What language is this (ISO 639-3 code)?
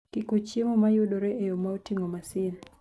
luo